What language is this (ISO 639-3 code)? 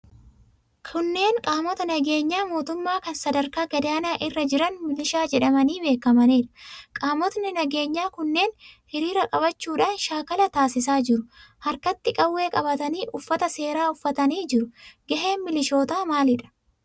orm